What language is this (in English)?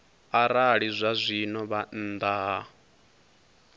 Venda